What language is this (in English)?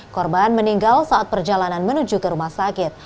Indonesian